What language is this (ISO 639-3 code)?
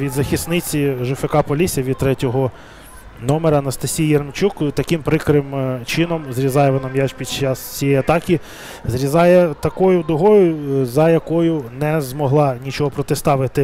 ukr